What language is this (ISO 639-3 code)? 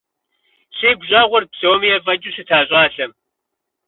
kbd